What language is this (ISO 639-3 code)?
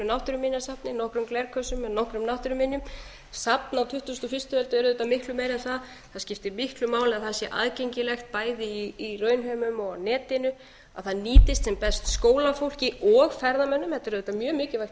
isl